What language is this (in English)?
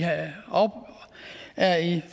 Danish